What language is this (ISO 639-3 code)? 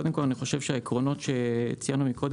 heb